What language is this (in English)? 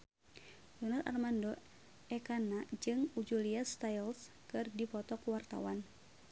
Sundanese